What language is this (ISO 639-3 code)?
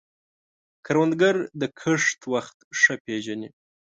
pus